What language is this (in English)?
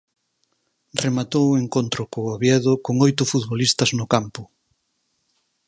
Galician